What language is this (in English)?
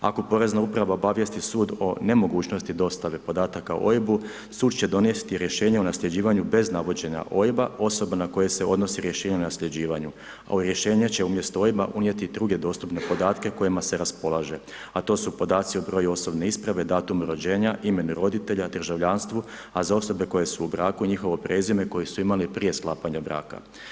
Croatian